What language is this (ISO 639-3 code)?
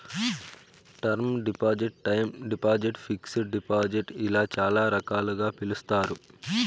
tel